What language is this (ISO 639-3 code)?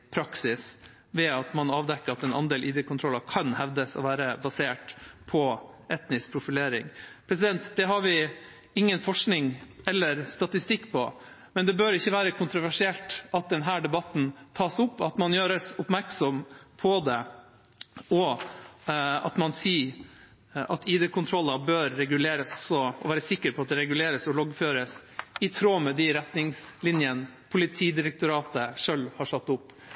nob